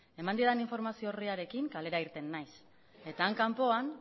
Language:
Basque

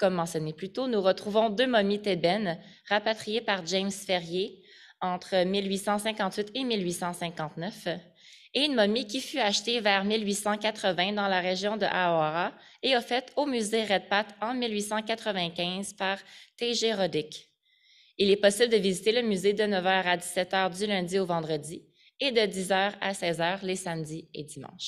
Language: French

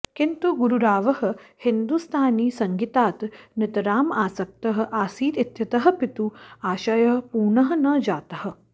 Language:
Sanskrit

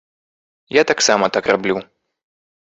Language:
Belarusian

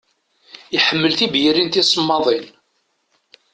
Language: Kabyle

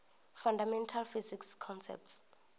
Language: Venda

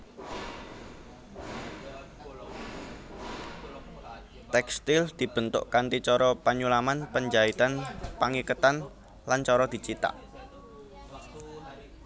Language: Javanese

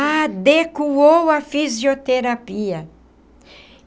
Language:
Portuguese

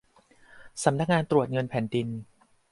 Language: Thai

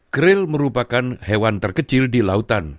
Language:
Indonesian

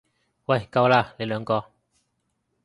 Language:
Cantonese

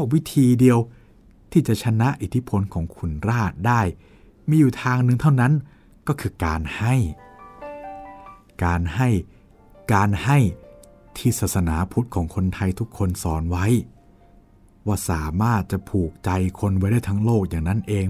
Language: Thai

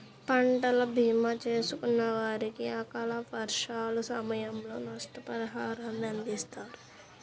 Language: Telugu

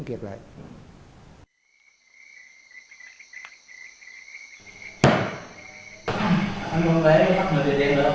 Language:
Vietnamese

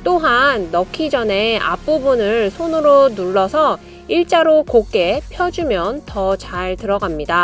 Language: Korean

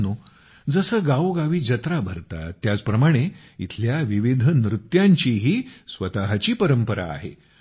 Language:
Marathi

